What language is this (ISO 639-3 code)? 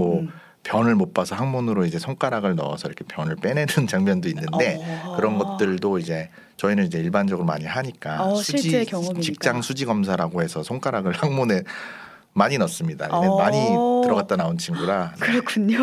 kor